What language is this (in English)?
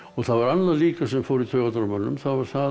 Icelandic